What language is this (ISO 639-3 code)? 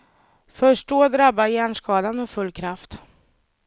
swe